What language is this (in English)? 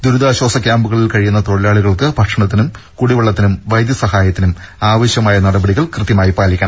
Malayalam